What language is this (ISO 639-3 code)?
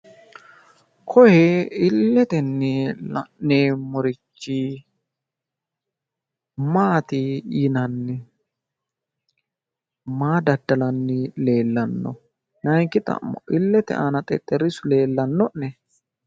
sid